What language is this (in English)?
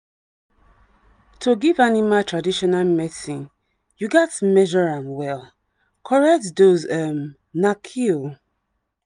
Nigerian Pidgin